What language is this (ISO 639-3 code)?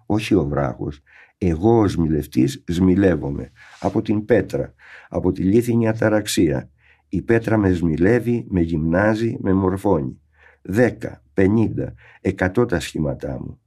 ell